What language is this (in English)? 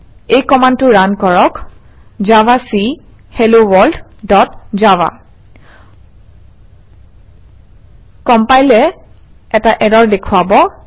Assamese